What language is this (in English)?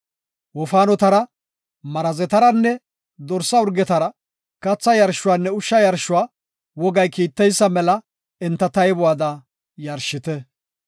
Gofa